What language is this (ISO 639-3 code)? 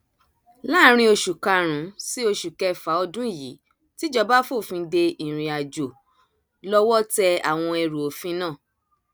yor